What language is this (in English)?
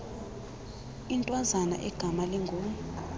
Xhosa